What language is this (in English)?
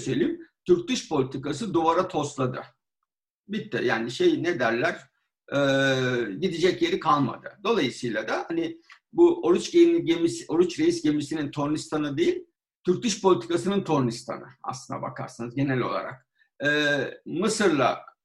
Turkish